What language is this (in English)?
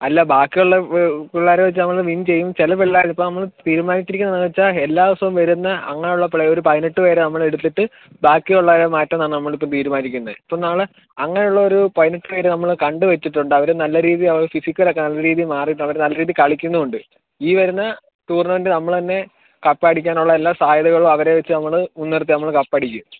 Malayalam